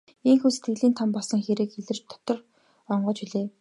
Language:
Mongolian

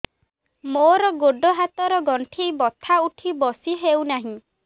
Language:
Odia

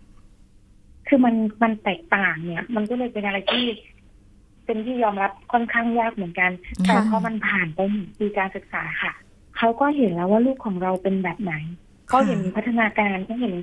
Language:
Thai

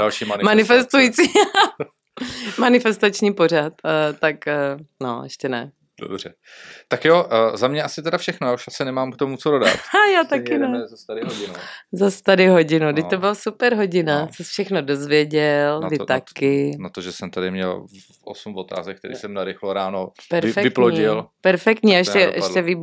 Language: Czech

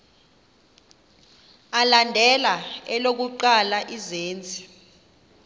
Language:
Xhosa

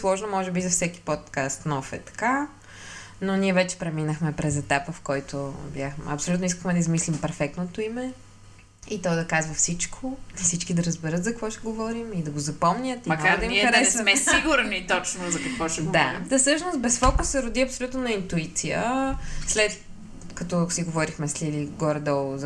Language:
Bulgarian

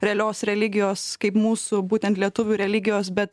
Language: Lithuanian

